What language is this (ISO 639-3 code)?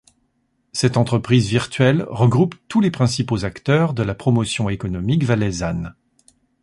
fra